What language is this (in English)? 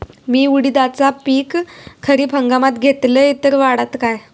Marathi